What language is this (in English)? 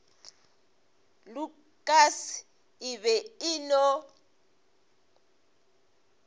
Northern Sotho